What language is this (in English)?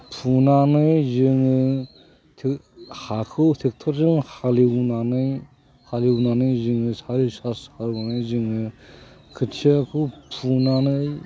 Bodo